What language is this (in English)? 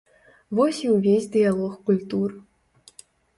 Belarusian